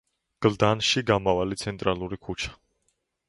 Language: Georgian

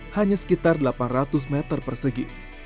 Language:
Indonesian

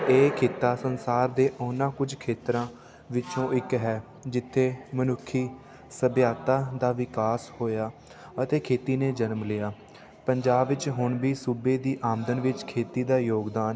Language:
Punjabi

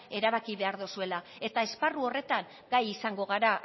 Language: Basque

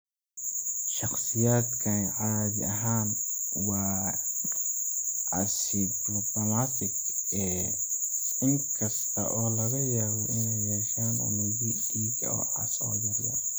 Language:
Somali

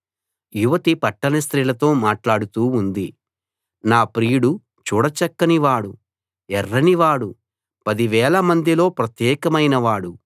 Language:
Telugu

